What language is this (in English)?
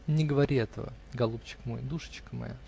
Russian